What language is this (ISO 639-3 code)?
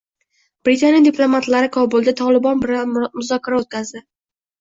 uzb